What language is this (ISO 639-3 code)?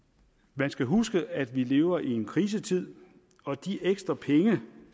dan